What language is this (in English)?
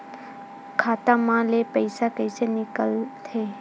Chhattisgarhi